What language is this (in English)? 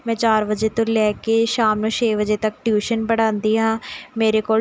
Punjabi